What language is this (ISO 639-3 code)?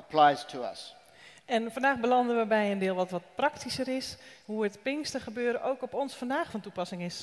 nld